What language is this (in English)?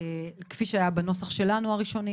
Hebrew